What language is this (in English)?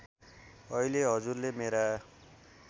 Nepali